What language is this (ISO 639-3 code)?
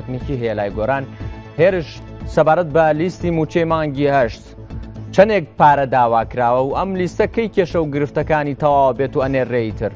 fas